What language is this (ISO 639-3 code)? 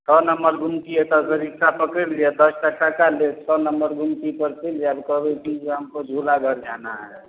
mai